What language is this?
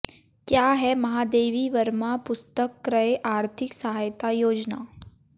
Hindi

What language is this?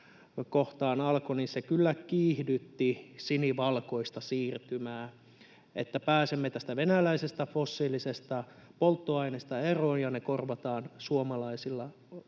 Finnish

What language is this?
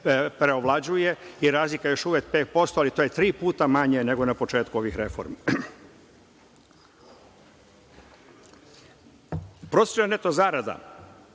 Serbian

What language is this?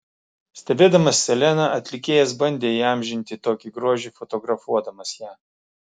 Lithuanian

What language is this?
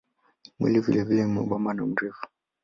Swahili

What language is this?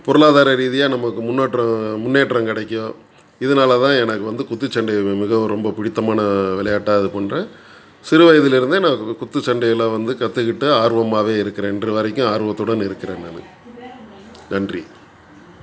Tamil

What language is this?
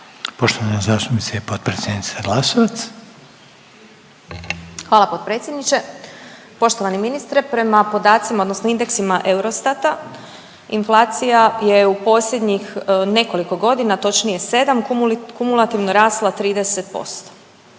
Croatian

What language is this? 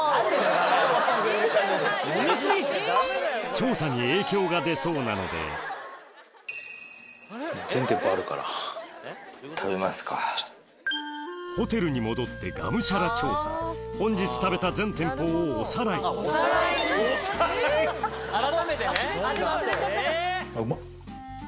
Japanese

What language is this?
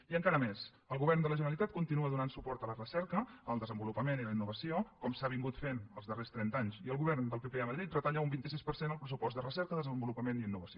Catalan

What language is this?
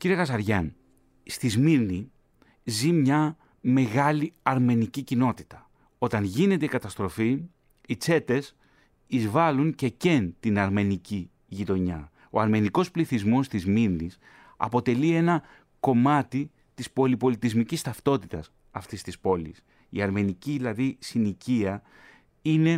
Greek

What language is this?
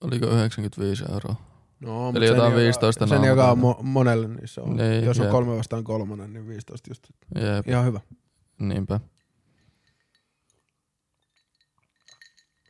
Finnish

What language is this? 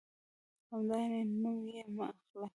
Pashto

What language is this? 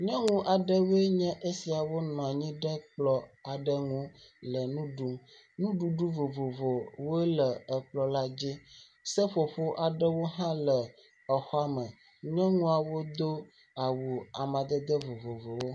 Ewe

